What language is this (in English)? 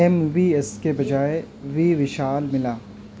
Urdu